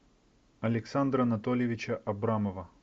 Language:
Russian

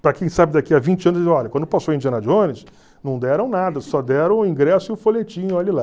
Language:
Portuguese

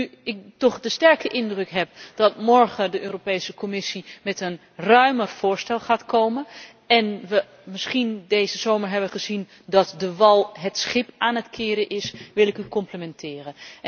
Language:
Dutch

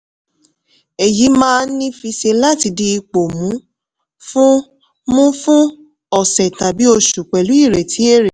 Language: Yoruba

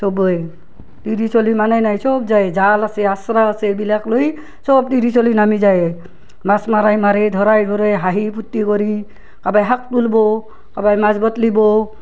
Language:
Assamese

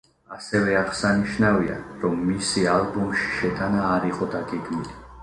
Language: Georgian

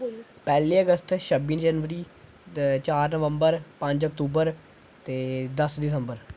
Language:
Dogri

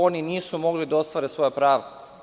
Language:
Serbian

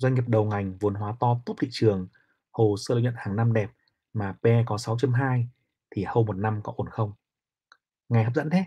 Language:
Vietnamese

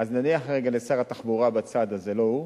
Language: Hebrew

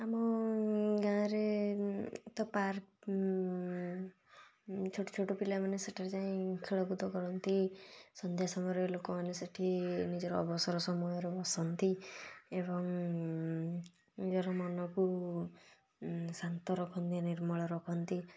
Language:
Odia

